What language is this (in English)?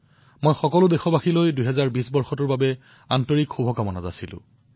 Assamese